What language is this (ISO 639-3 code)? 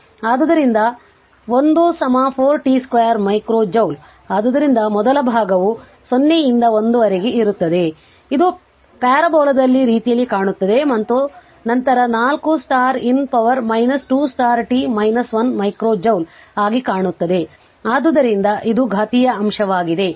kan